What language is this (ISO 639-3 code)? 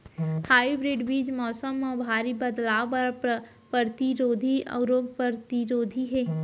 hne